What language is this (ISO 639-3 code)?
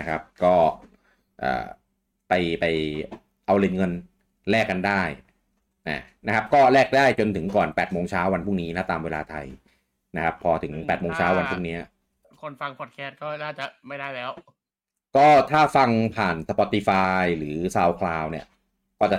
tha